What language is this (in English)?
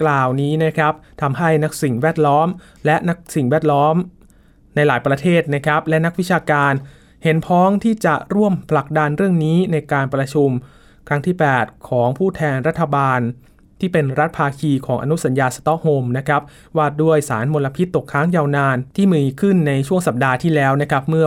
Thai